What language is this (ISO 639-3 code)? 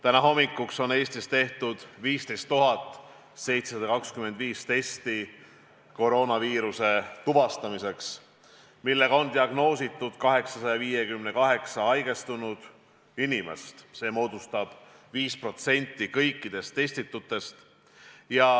est